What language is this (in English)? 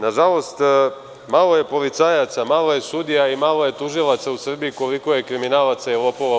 Serbian